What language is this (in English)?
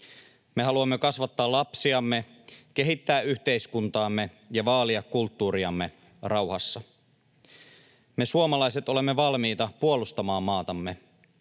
Finnish